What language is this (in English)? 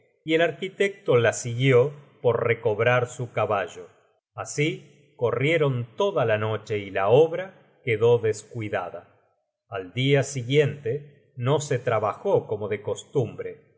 Spanish